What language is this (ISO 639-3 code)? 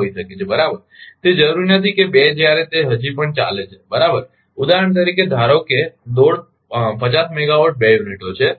guj